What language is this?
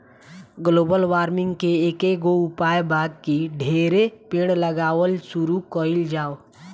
Bhojpuri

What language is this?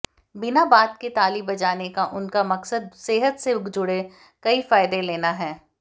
Hindi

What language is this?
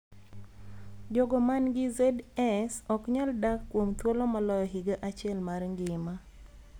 Luo (Kenya and Tanzania)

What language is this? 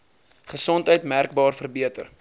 Afrikaans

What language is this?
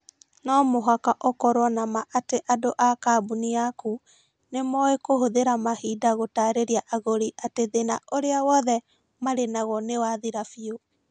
Kikuyu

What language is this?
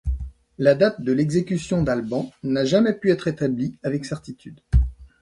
French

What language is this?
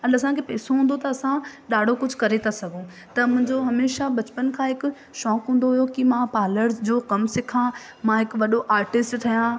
Sindhi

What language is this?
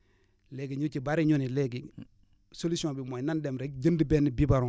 Wolof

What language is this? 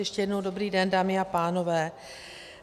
Czech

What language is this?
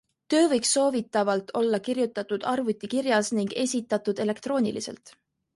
Estonian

